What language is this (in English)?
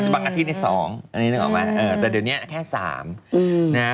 Thai